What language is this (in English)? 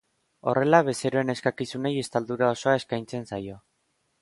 Basque